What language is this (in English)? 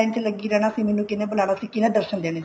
Punjabi